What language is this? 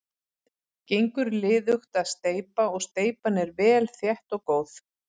Icelandic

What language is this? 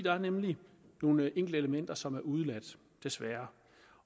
Danish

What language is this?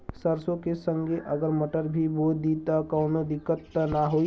Bhojpuri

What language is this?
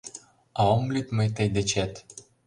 Mari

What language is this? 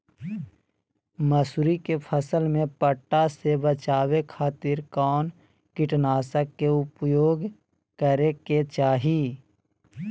Magahi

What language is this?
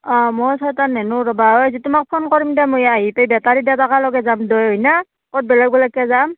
Assamese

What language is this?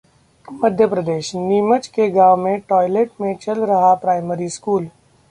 Hindi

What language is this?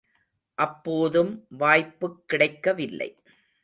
Tamil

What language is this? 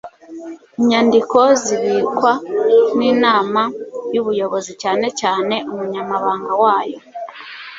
Kinyarwanda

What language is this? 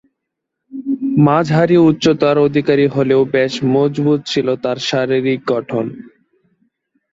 Bangla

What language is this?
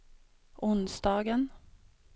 Swedish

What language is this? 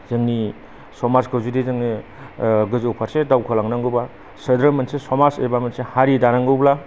Bodo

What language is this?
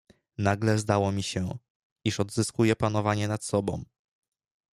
Polish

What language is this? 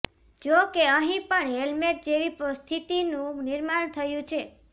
Gujarati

